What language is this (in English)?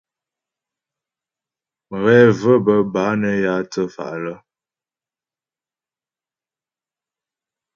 Ghomala